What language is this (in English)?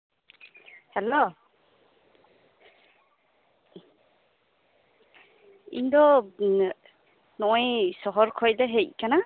Santali